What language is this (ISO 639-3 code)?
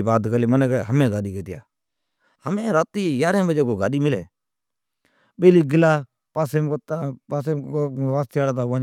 odk